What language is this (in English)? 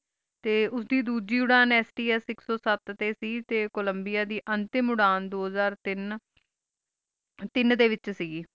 Punjabi